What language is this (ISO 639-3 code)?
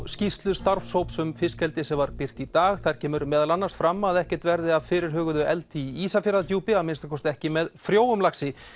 isl